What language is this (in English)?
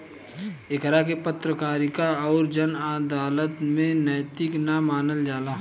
Bhojpuri